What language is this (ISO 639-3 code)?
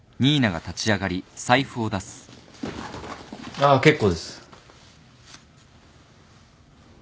jpn